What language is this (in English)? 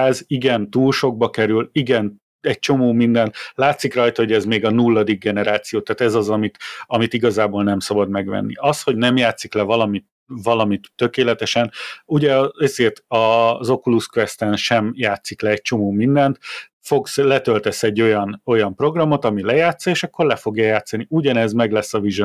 Hungarian